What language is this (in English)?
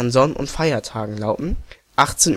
German